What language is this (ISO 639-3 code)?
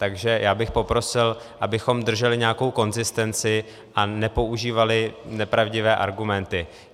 ces